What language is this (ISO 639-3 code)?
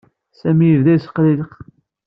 kab